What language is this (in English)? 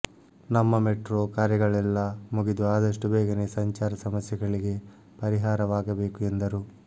Kannada